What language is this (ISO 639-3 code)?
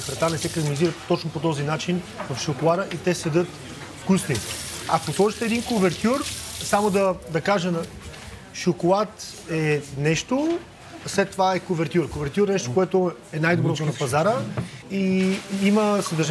bul